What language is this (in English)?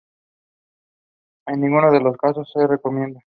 Spanish